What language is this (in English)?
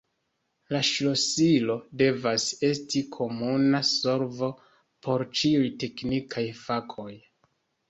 Esperanto